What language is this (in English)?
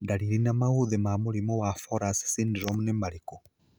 Kikuyu